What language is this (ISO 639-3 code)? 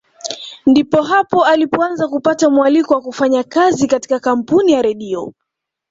swa